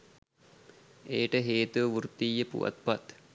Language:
Sinhala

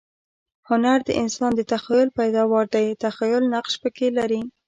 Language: Pashto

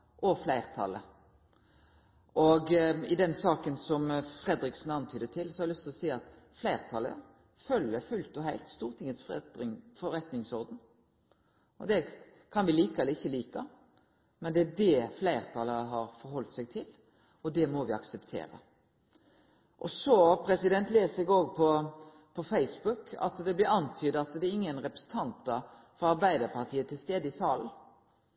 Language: Norwegian Nynorsk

